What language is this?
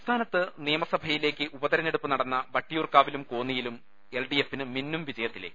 Malayalam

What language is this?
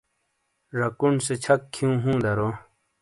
Shina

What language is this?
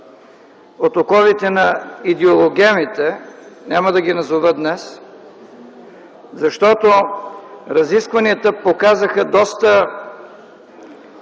Bulgarian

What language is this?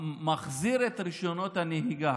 Hebrew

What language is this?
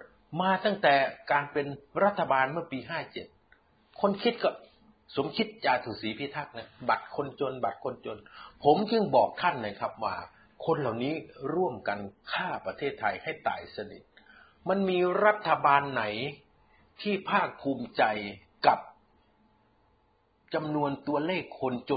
Thai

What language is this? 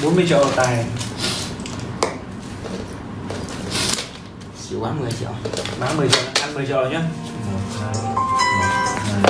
Vietnamese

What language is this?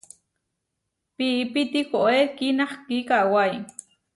Huarijio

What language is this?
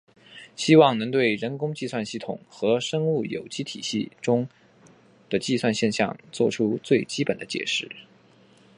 Chinese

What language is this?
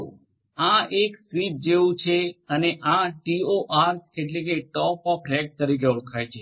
Gujarati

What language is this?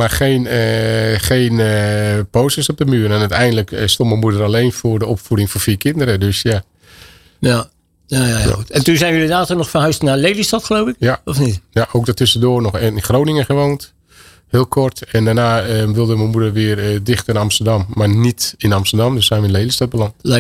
Dutch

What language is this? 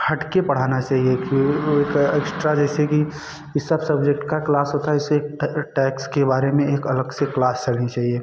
Hindi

